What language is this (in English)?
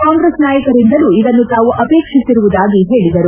Kannada